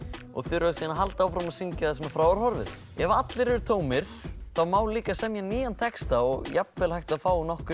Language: Icelandic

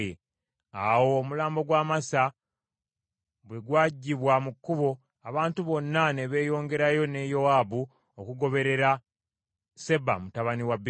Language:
Ganda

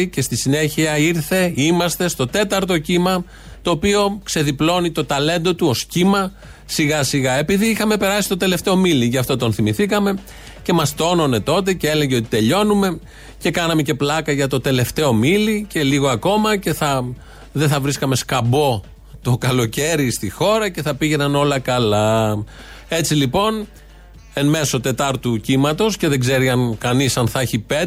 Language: Greek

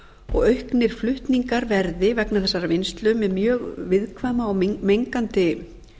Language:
Icelandic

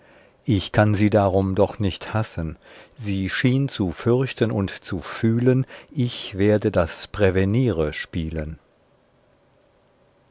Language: German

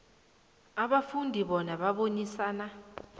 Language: South Ndebele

